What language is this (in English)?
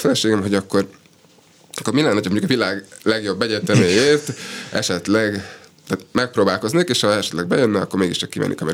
Hungarian